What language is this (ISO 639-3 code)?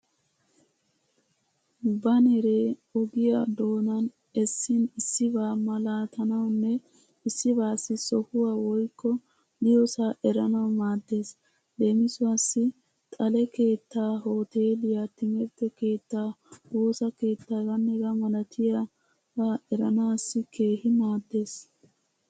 wal